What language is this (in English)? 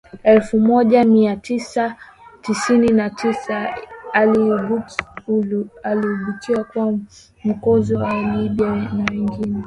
Swahili